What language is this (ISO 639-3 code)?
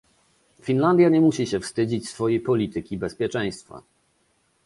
pol